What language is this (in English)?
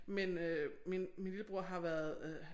Danish